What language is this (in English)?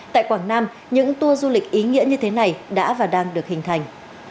Vietnamese